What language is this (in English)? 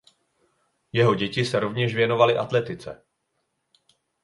Czech